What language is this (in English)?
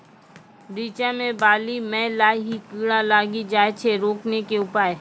Maithili